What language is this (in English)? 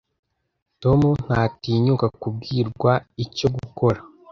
Kinyarwanda